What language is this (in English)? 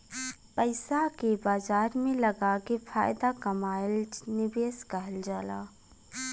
Bhojpuri